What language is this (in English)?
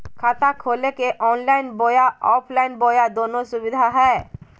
Magahi